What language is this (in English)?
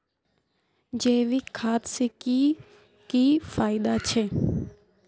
Magahi